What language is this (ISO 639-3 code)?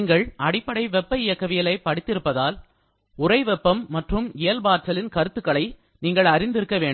tam